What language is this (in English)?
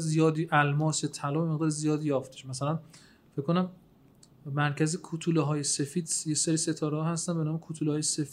Persian